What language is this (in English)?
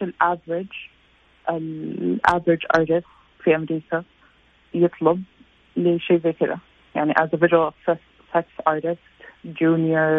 Arabic